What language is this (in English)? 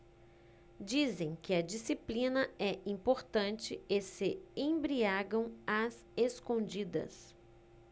Portuguese